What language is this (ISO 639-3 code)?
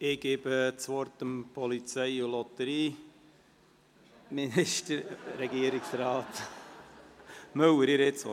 gsw